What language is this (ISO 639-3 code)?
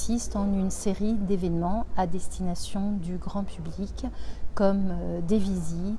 fra